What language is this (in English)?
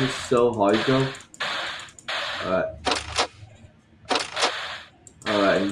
English